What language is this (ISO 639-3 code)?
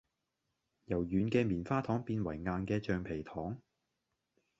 yue